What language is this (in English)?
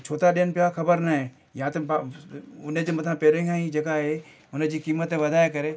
Sindhi